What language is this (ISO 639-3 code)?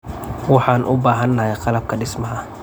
som